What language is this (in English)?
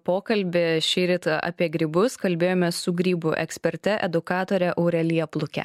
Lithuanian